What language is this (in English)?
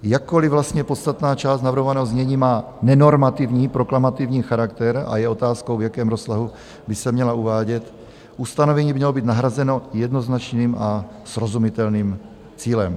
Czech